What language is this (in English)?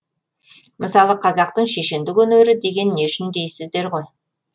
Kazakh